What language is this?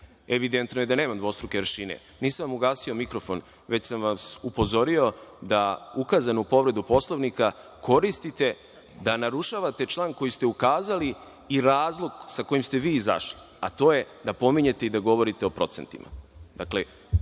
Serbian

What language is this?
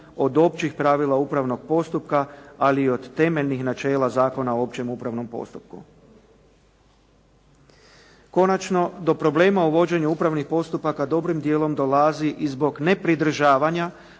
Croatian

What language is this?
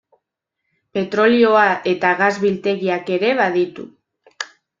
Basque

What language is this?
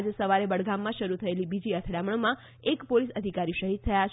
Gujarati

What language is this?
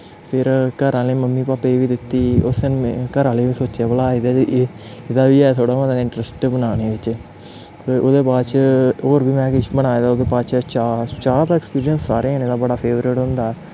Dogri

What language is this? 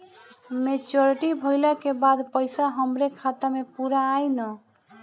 Bhojpuri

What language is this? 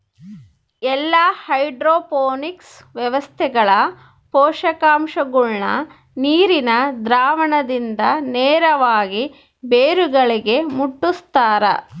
Kannada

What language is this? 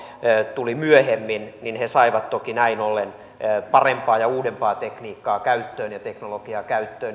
Finnish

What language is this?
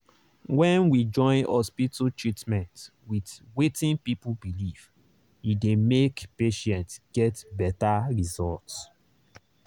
Nigerian Pidgin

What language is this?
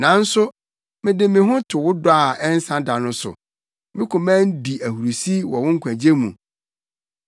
Akan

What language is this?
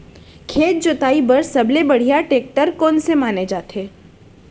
Chhattisgarhi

